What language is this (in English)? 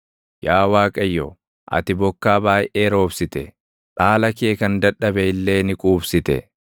Oromo